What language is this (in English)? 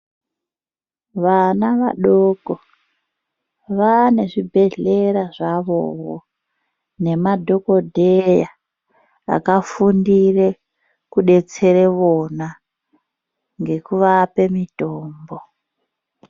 Ndau